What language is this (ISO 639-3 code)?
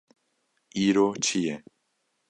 kur